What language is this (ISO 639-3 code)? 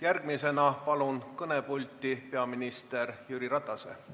est